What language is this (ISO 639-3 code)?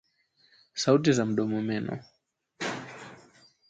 swa